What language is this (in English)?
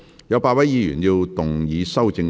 Cantonese